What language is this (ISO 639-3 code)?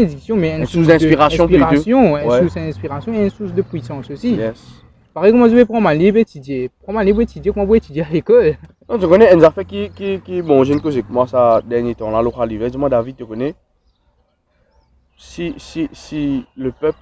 fra